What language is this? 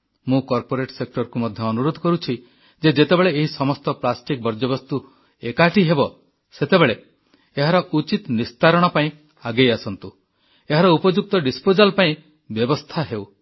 Odia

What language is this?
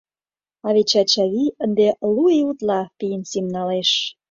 Mari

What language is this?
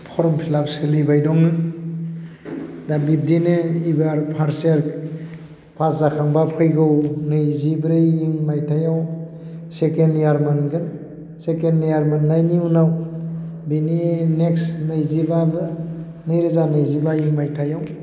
Bodo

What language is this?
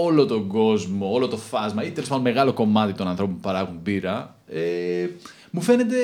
Greek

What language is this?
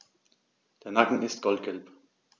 German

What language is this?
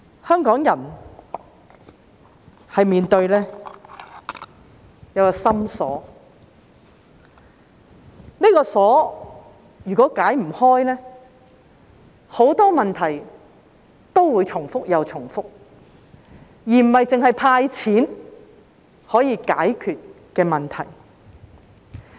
Cantonese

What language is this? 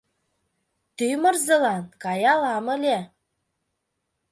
Mari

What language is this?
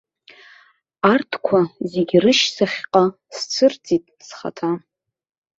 Abkhazian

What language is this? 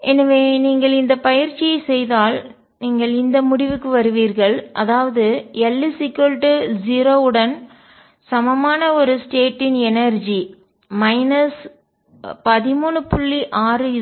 Tamil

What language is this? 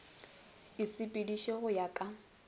Northern Sotho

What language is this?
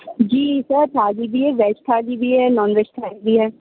Urdu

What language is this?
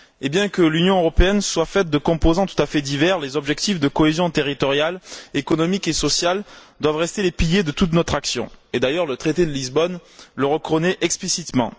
French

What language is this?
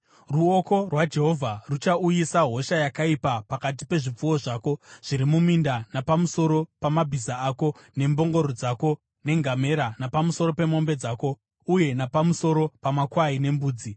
Shona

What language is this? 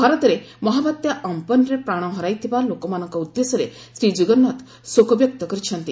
Odia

